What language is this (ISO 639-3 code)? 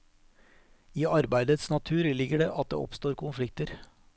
nor